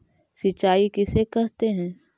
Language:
Magahi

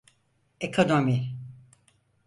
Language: Turkish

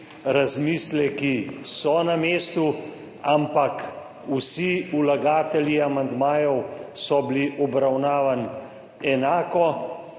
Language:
Slovenian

